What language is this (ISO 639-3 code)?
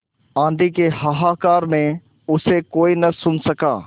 hin